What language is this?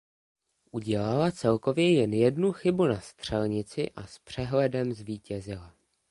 Czech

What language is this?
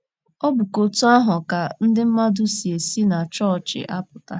Igbo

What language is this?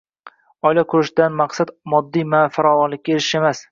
Uzbek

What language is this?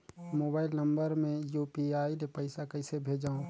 Chhattisgarhi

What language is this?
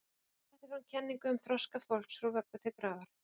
Icelandic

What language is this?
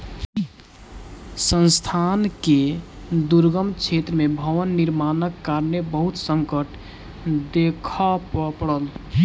Maithili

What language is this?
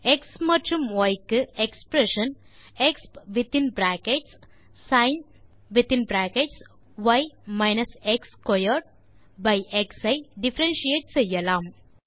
Tamil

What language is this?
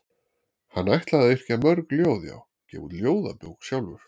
Icelandic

